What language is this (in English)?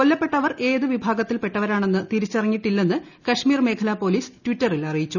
Malayalam